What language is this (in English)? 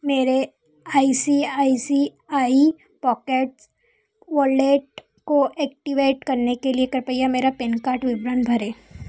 Hindi